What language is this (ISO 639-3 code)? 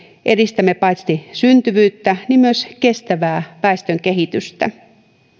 fin